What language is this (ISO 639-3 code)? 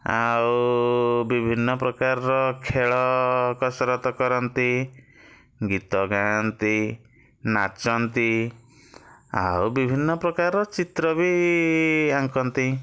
ori